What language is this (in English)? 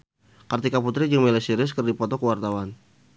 Sundanese